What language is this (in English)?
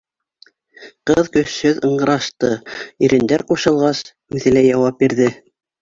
Bashkir